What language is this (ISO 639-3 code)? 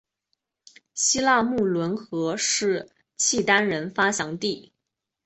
zho